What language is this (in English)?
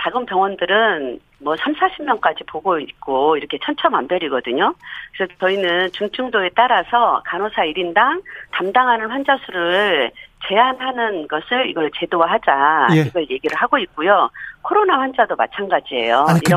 Korean